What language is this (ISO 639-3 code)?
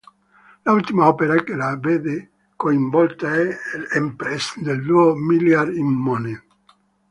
ita